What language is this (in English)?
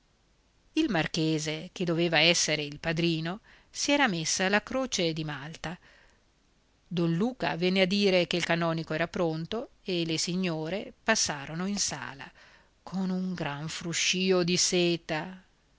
Italian